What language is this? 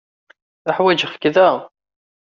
Kabyle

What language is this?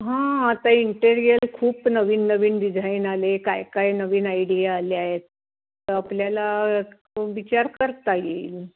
Marathi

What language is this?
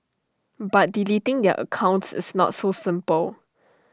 English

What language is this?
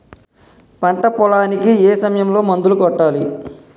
Telugu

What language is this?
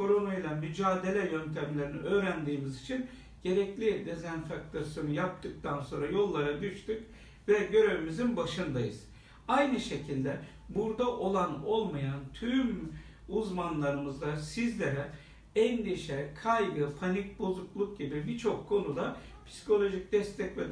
Turkish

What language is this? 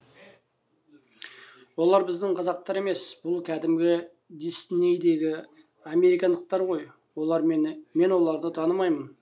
Kazakh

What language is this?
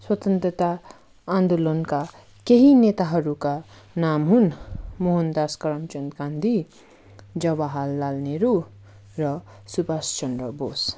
Nepali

